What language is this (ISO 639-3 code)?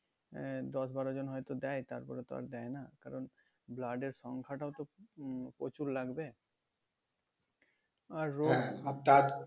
ben